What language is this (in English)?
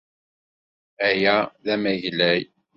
Kabyle